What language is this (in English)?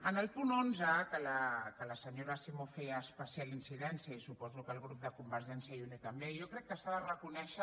Catalan